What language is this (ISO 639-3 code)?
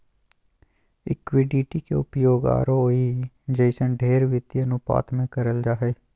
mag